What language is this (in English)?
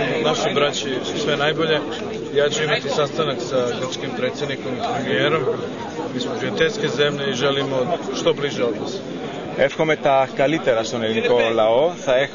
Greek